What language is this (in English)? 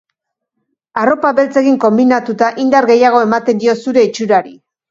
Basque